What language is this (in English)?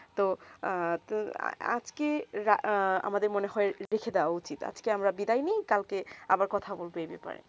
Bangla